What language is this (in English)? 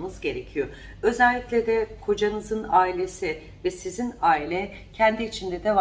Turkish